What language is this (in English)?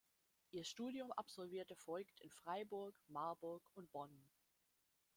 German